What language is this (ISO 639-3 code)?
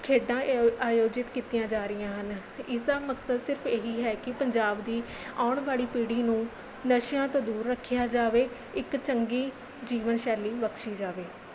pan